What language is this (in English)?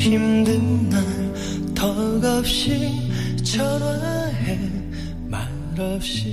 Korean